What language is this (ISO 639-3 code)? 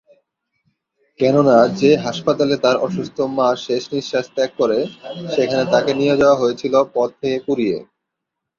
ben